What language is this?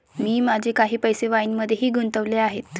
Marathi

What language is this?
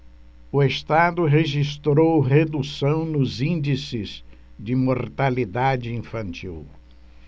Portuguese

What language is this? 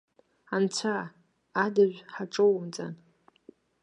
Abkhazian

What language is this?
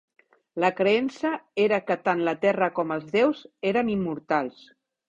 Catalan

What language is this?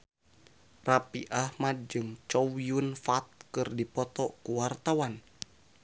Sundanese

